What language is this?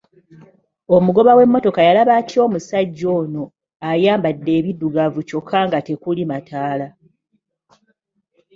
Ganda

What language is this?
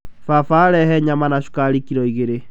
Kikuyu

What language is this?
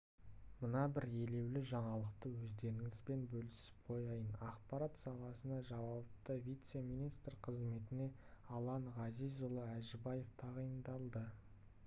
Kazakh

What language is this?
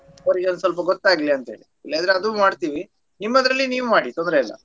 Kannada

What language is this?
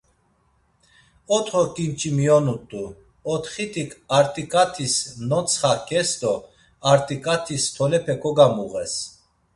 Laz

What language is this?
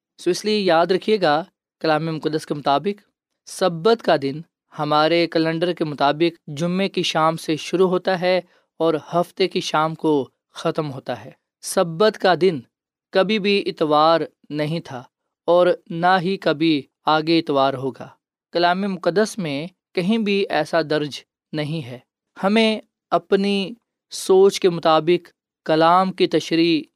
Urdu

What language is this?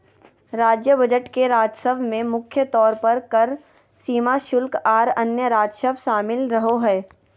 Magahi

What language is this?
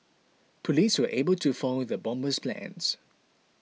English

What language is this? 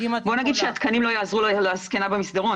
Hebrew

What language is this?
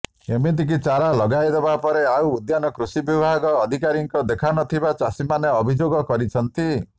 Odia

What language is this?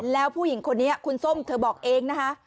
Thai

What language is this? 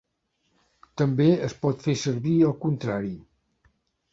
Catalan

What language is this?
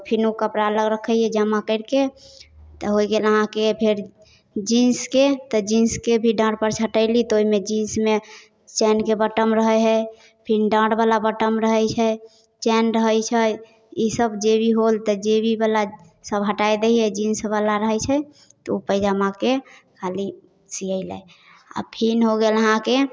Maithili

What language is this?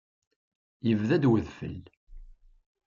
Kabyle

